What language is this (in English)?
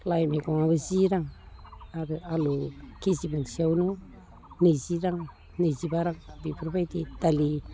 Bodo